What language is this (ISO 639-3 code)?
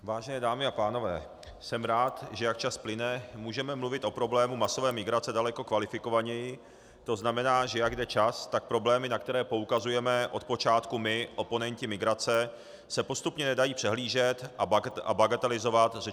ces